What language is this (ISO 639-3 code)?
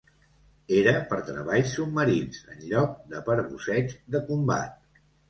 cat